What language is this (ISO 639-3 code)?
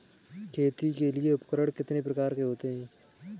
hin